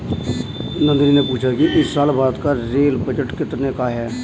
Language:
Hindi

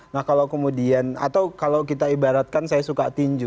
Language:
Indonesian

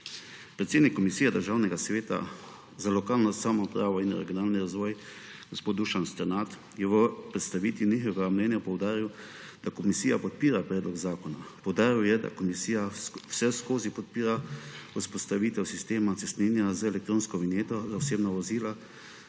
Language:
Slovenian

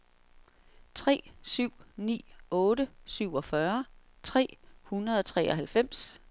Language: Danish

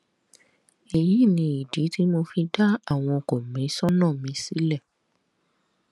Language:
Yoruba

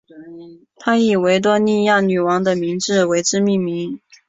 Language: Chinese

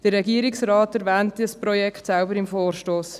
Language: Swiss German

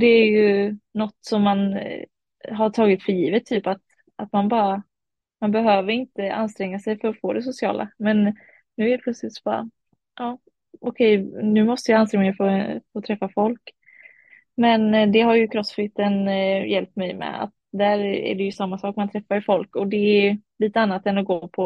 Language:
Swedish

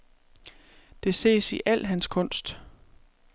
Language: Danish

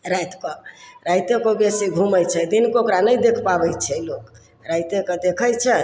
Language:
Maithili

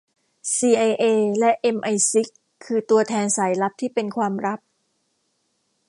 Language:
Thai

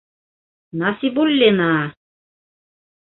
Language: Bashkir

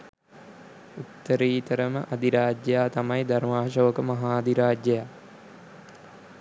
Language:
Sinhala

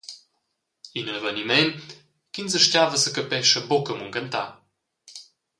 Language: Romansh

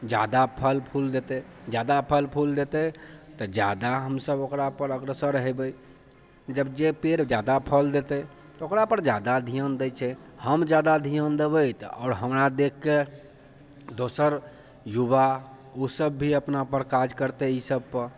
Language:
Maithili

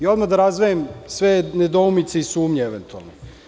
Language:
Serbian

